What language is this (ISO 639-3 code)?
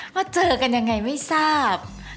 tha